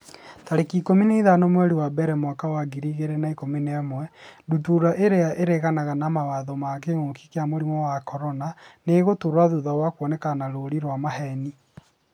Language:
Kikuyu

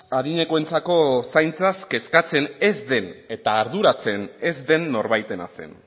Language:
Basque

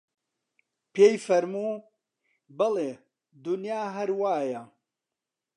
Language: Central Kurdish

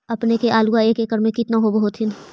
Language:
Magahi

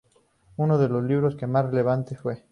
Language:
Spanish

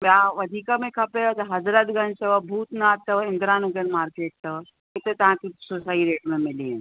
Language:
Sindhi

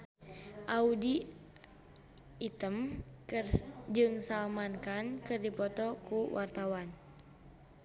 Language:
Sundanese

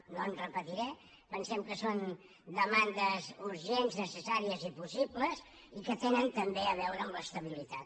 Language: Catalan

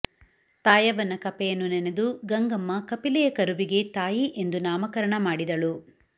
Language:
Kannada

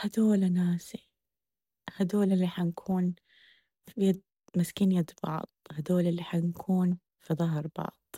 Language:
Arabic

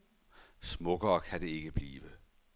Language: Danish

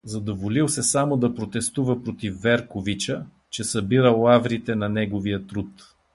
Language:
Bulgarian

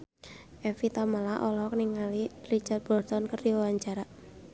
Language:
Sundanese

